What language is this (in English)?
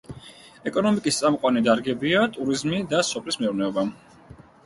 Georgian